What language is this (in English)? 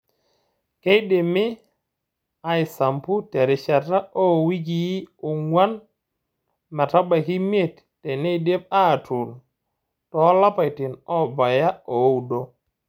Masai